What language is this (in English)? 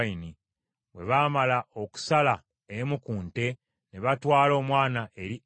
Ganda